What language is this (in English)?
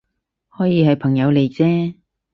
Cantonese